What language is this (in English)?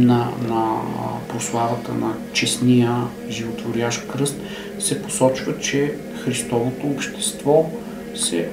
Bulgarian